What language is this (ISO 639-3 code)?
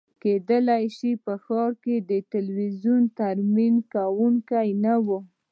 pus